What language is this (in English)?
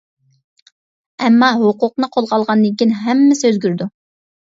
Uyghur